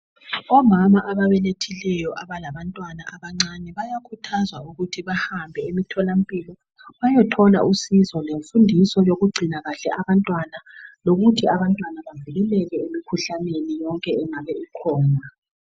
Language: North Ndebele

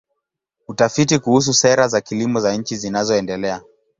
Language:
Swahili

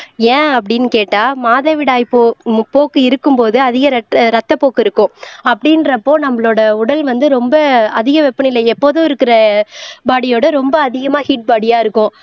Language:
Tamil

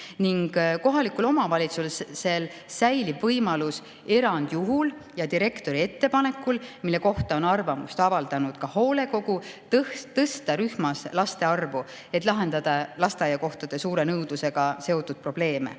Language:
Estonian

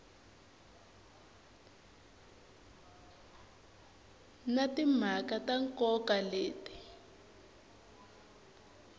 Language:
Tsonga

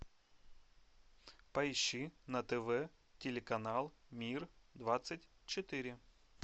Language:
Russian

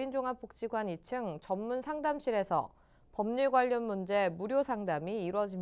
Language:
Korean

